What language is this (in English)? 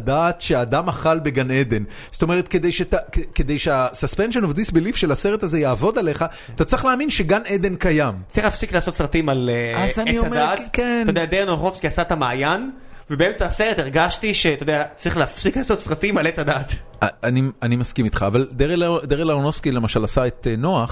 Hebrew